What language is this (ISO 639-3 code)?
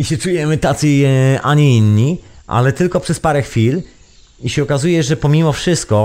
pol